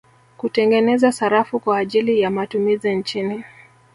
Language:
Swahili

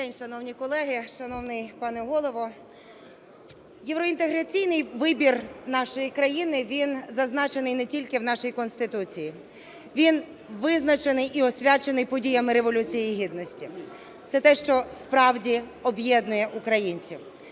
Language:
Ukrainian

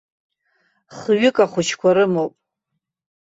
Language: Abkhazian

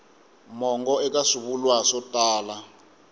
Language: Tsonga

